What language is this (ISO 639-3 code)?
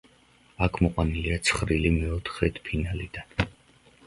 kat